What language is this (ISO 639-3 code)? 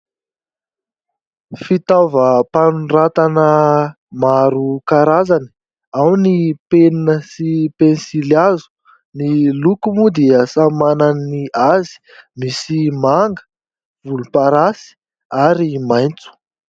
mlg